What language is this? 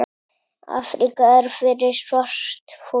Icelandic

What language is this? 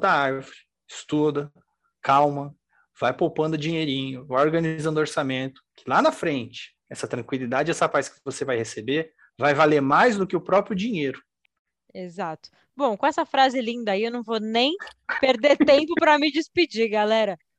Portuguese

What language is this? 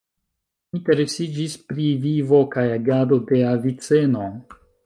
Esperanto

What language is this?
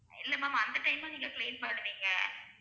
Tamil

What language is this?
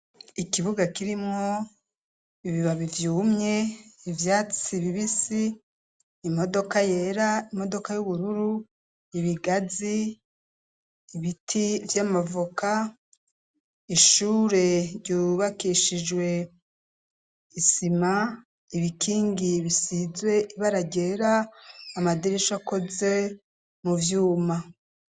Rundi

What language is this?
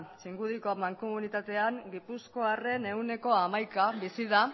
Basque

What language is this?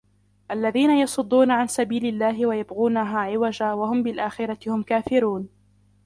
Arabic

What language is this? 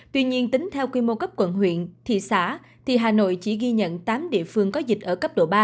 Vietnamese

